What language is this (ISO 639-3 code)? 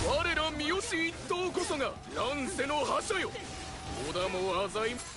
jpn